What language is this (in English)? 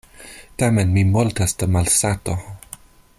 Esperanto